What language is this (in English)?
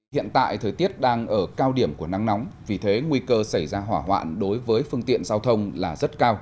Vietnamese